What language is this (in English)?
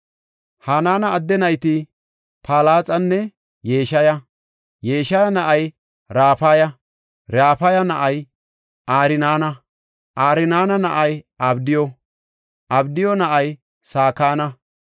Gofa